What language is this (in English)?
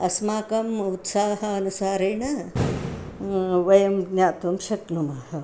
Sanskrit